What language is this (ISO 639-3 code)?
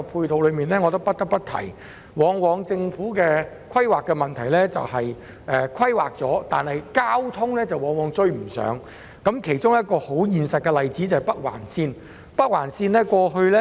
yue